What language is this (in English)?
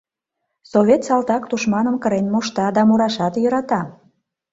Mari